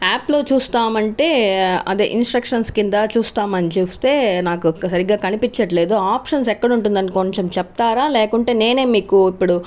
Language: Telugu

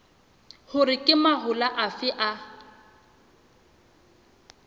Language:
Southern Sotho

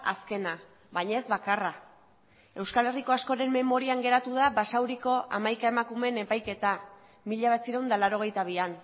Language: Basque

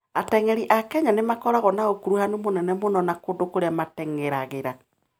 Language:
Kikuyu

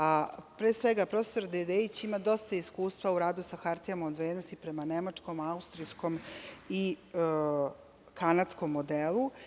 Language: Serbian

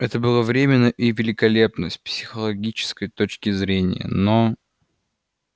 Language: Russian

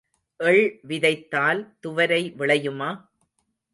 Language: Tamil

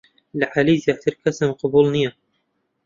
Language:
Central Kurdish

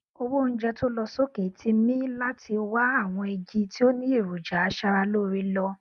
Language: Yoruba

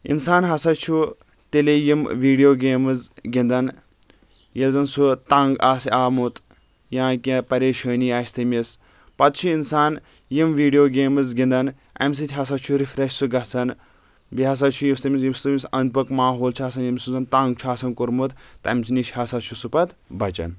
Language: Kashmiri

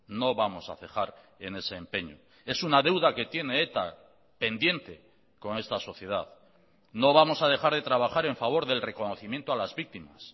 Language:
Spanish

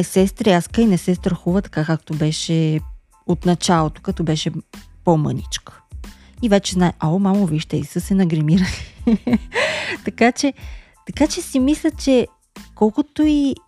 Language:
Bulgarian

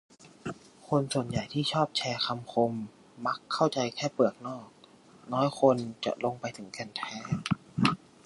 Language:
Thai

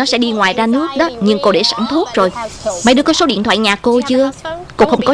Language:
Vietnamese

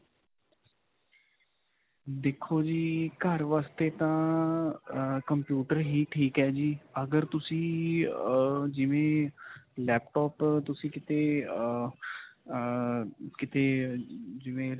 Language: Punjabi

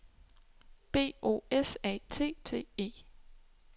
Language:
Danish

